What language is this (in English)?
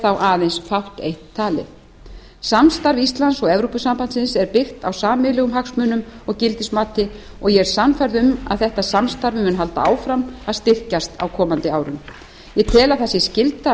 Icelandic